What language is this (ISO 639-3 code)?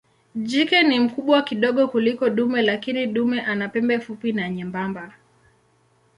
swa